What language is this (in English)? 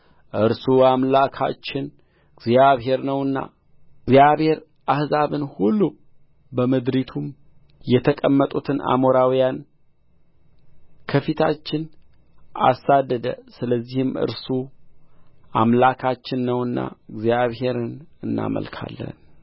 Amharic